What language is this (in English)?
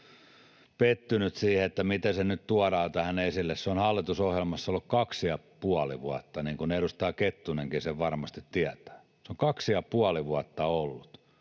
Finnish